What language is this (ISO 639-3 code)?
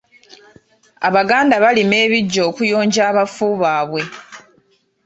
lug